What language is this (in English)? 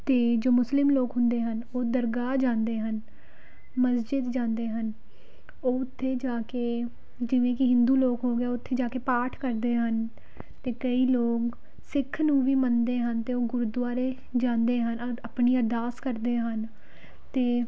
Punjabi